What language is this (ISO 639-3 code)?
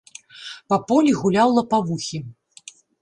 bel